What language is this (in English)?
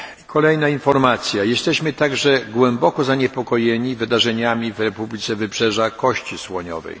Polish